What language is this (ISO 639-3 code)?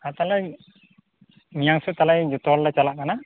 sat